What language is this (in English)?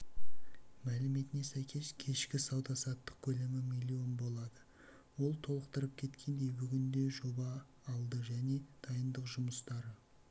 Kazakh